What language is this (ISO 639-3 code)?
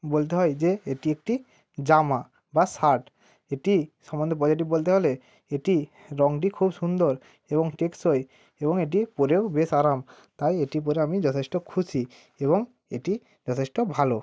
ben